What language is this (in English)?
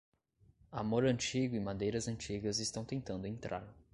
Portuguese